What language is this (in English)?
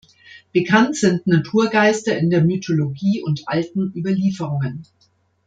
German